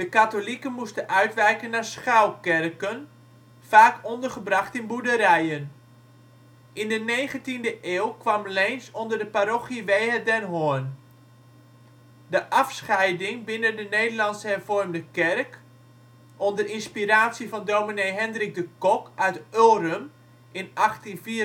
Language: Dutch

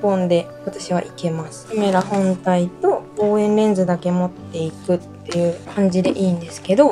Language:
Japanese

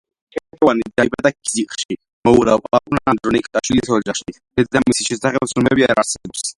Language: Georgian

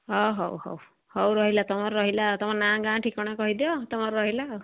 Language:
Odia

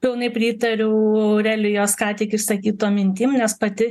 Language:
Lithuanian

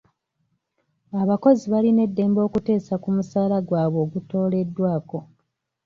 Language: Ganda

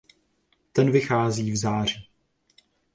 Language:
Czech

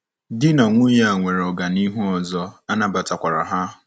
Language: Igbo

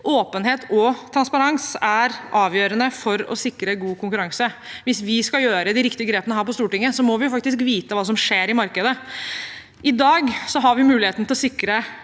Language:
Norwegian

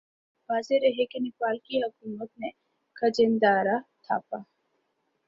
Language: Urdu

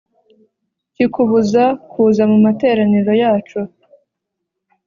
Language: Kinyarwanda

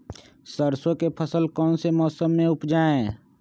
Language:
Magahi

